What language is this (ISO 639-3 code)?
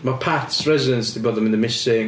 cym